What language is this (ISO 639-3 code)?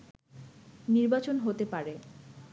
ben